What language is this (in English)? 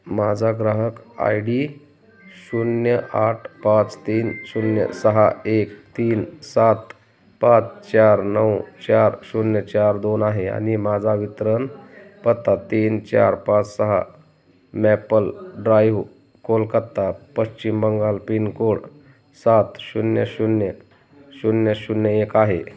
Marathi